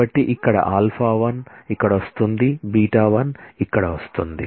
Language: Telugu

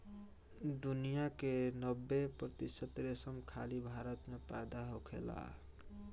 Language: Bhojpuri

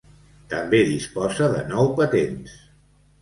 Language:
Catalan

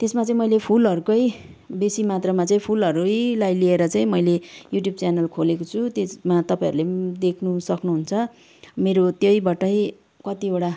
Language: Nepali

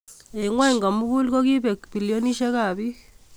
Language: Kalenjin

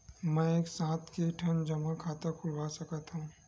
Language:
Chhattisgarhi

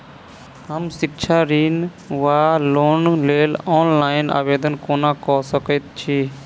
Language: Maithili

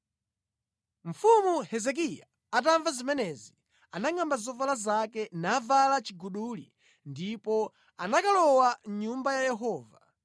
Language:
Nyanja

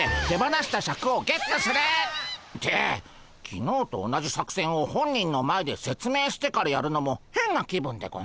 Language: Japanese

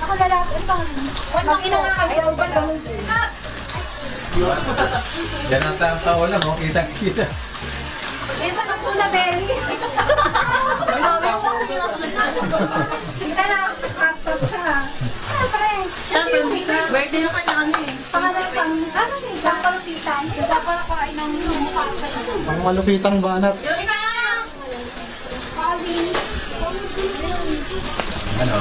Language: Filipino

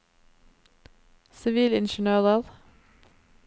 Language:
Norwegian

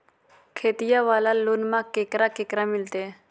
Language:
Magahi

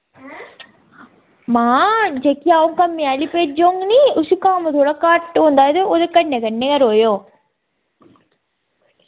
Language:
Dogri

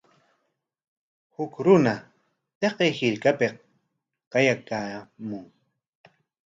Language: Corongo Ancash Quechua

